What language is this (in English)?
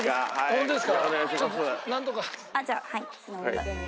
Japanese